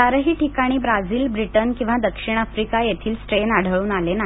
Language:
Marathi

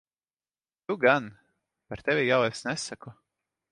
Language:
Latvian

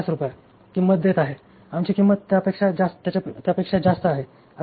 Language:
Marathi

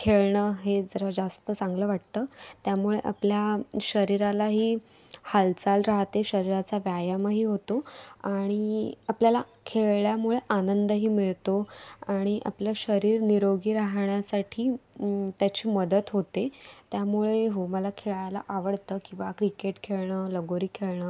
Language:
Marathi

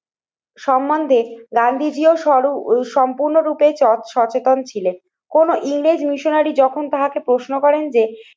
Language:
Bangla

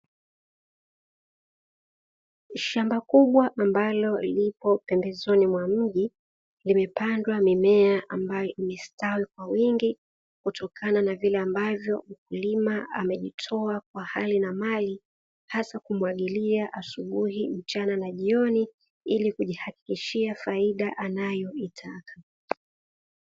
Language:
Swahili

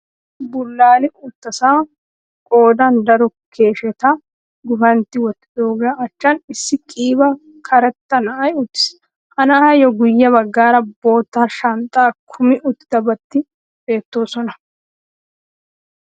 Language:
Wolaytta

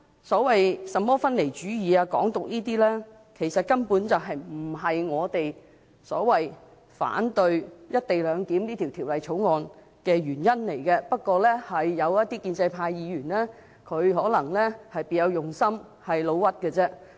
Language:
Cantonese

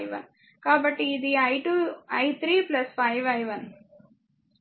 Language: Telugu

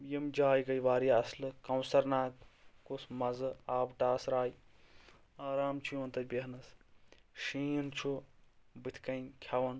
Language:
Kashmiri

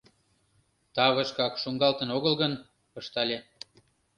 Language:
Mari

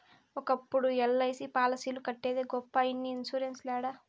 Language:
Telugu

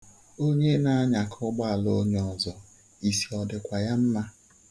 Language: Igbo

